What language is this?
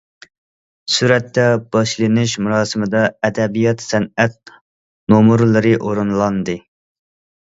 Uyghur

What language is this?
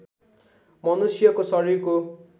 Nepali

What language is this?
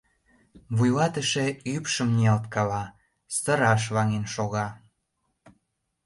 Mari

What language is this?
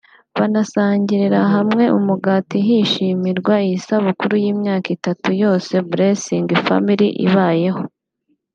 Kinyarwanda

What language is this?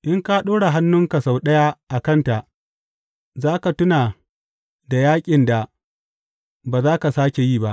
Hausa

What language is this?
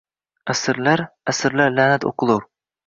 Uzbek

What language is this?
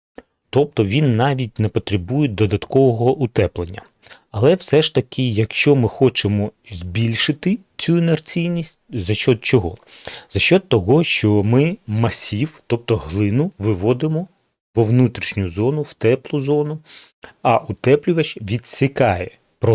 Ukrainian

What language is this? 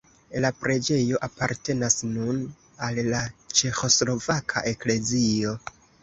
Esperanto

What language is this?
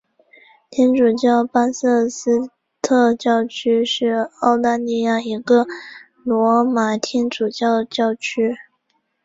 Chinese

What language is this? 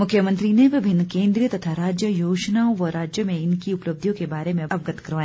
Hindi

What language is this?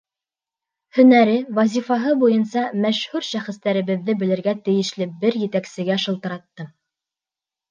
Bashkir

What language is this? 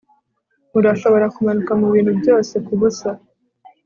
Kinyarwanda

